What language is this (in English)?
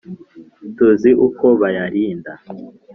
Kinyarwanda